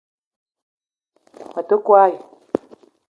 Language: Eton (Cameroon)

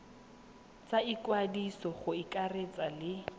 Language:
Tswana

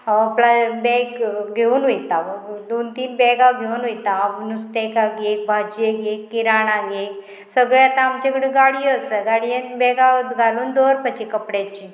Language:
Konkani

